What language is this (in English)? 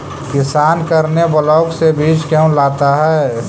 Magahi